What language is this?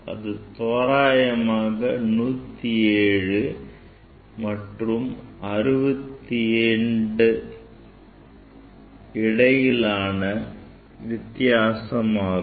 Tamil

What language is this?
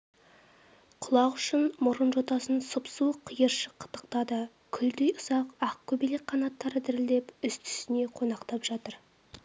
Kazakh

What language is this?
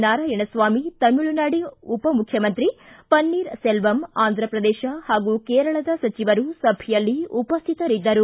Kannada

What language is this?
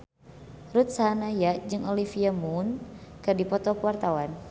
Sundanese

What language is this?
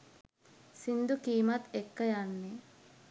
Sinhala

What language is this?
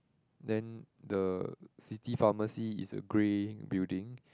English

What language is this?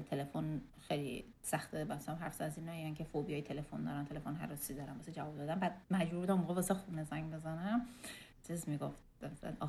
Persian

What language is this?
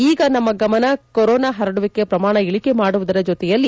Kannada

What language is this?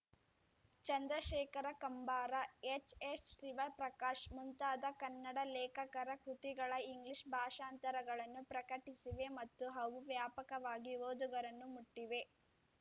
Kannada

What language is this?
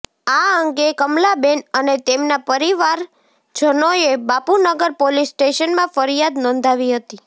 Gujarati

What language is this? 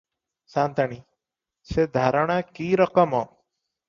Odia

